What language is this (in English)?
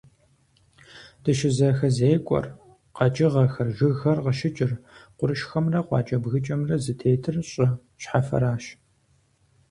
Kabardian